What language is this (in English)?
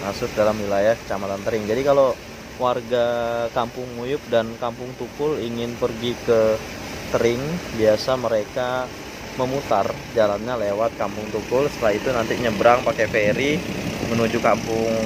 Indonesian